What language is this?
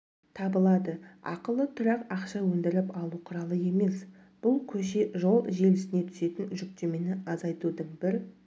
Kazakh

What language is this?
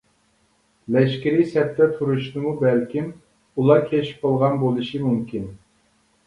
Uyghur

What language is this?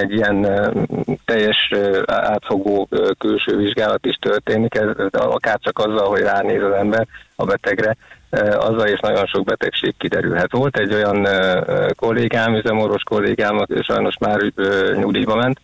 Hungarian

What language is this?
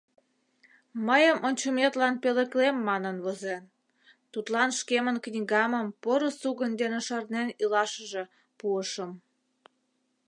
Mari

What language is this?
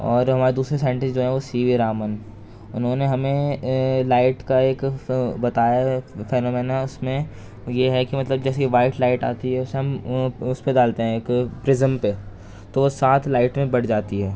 Urdu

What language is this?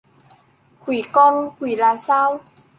Vietnamese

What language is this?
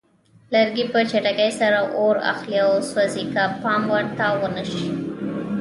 Pashto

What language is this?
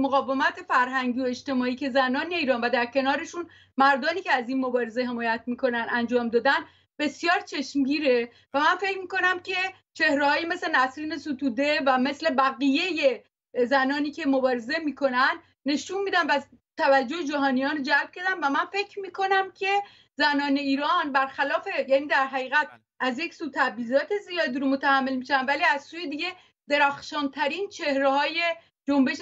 Persian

